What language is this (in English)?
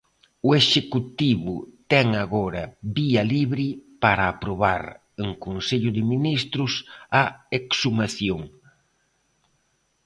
Galician